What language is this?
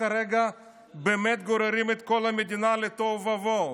Hebrew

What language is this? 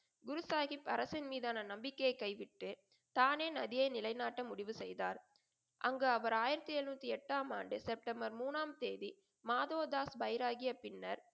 Tamil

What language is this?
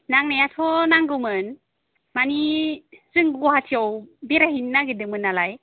Bodo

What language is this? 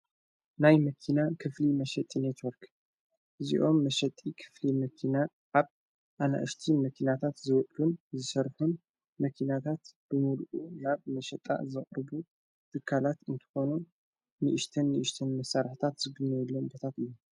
Tigrinya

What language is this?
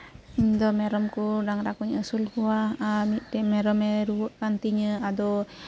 Santali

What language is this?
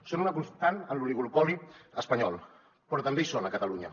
Catalan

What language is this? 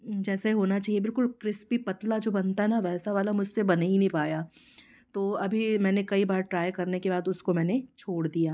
Hindi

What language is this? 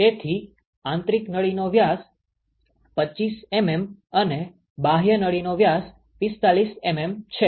Gujarati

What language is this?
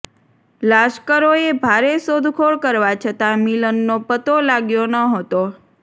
Gujarati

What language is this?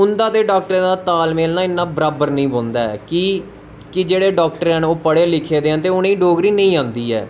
Dogri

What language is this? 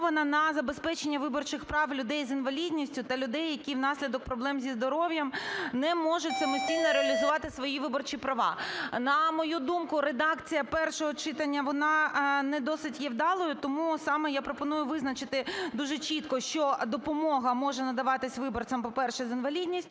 Ukrainian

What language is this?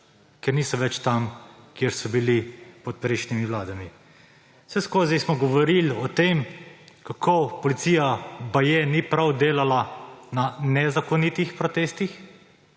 Slovenian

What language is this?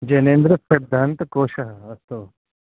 Sanskrit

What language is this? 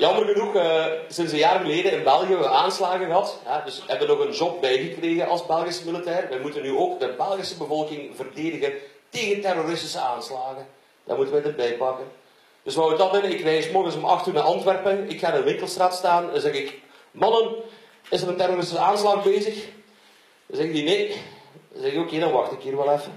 Dutch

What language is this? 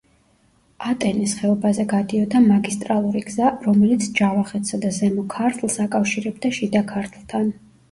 Georgian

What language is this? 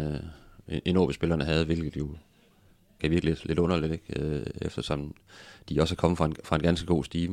Danish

